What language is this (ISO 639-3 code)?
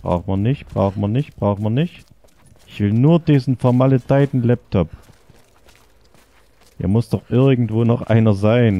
deu